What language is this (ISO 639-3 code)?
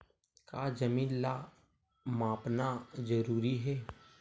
hne